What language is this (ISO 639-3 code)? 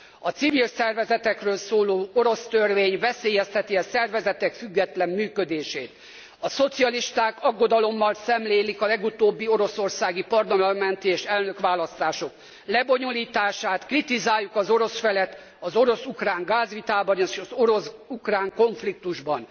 hun